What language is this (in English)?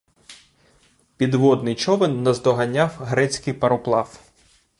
Ukrainian